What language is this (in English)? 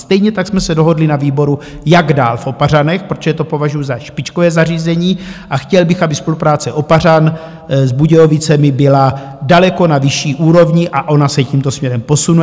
Czech